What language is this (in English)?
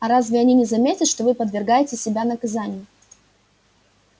Russian